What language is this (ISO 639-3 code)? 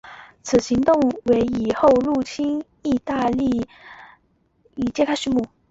zho